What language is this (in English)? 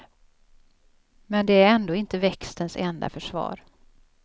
Swedish